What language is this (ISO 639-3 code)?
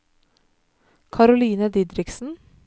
nor